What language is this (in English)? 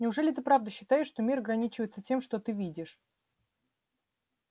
Russian